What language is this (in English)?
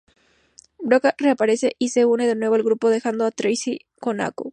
Spanish